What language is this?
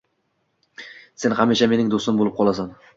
Uzbek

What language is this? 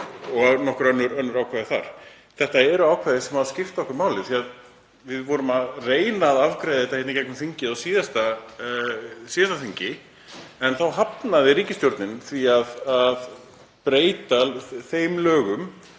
Icelandic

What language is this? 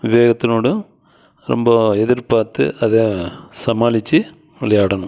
Tamil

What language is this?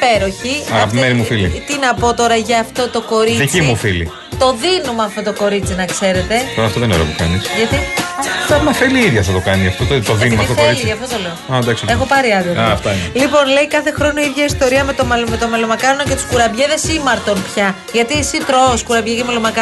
Greek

